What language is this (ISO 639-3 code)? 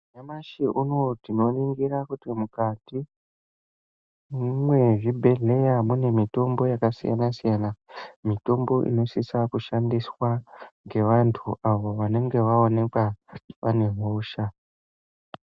ndc